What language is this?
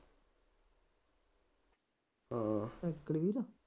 Punjabi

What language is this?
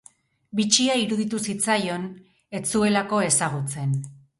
Basque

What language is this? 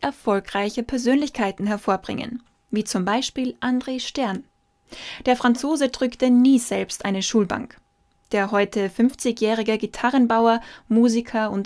German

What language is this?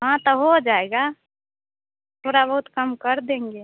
Hindi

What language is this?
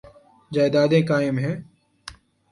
Urdu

